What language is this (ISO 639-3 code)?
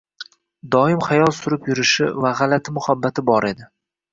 uzb